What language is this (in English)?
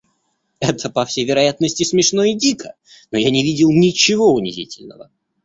Russian